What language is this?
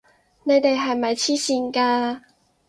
Cantonese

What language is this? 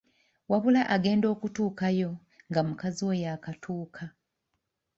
Ganda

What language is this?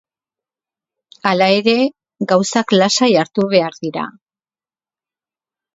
Basque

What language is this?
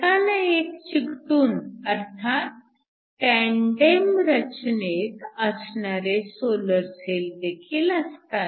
Marathi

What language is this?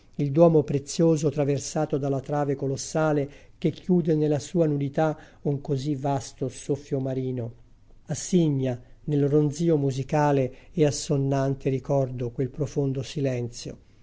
Italian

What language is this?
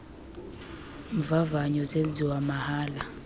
Xhosa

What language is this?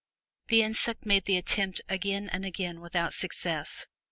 English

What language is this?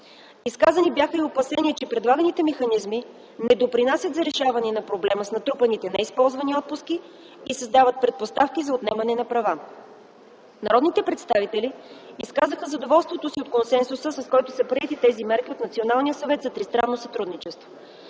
Bulgarian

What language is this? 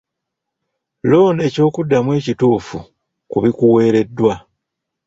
Ganda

